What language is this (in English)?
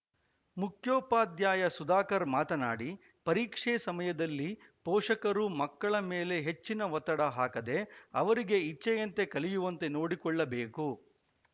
Kannada